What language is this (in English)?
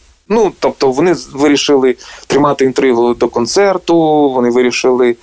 Ukrainian